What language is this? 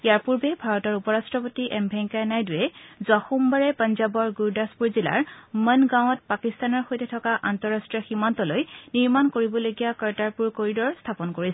Assamese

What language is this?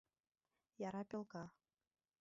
Mari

